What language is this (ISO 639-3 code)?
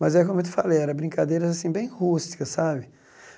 por